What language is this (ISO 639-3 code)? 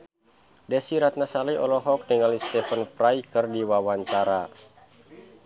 sun